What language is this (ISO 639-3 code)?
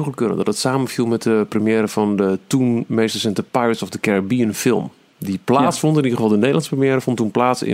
nld